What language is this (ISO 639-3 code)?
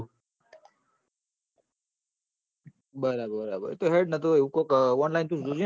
guj